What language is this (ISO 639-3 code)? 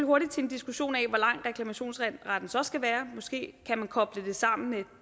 dan